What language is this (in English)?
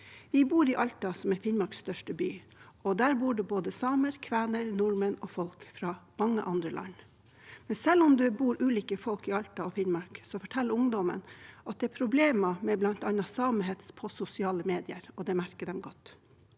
Norwegian